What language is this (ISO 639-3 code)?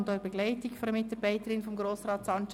gsw